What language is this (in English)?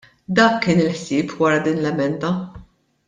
Maltese